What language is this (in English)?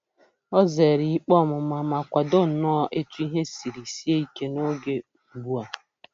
Igbo